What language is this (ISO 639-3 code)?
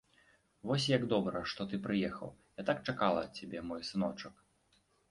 bel